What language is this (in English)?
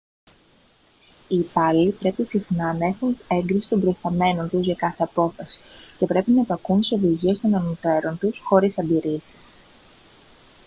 Greek